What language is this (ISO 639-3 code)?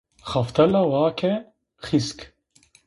zza